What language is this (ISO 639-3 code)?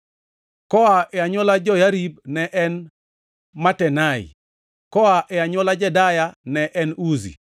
luo